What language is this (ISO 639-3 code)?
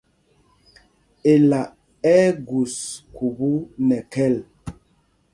mgg